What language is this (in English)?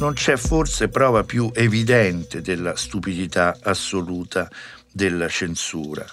Italian